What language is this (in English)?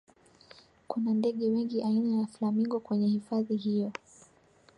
Swahili